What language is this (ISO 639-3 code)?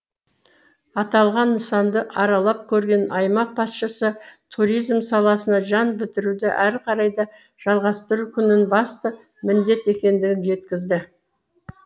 kaz